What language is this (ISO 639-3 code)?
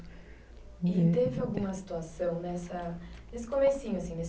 por